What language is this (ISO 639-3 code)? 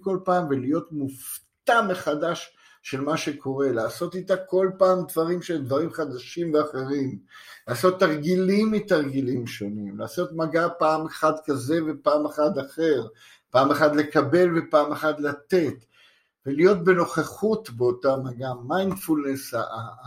heb